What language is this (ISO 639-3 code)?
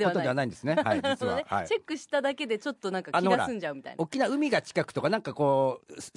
jpn